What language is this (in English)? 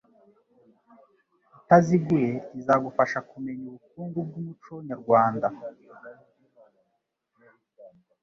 Kinyarwanda